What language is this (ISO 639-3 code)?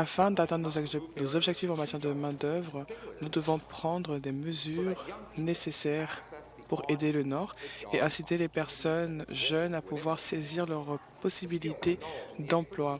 fra